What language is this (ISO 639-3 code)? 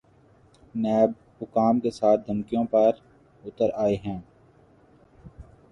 urd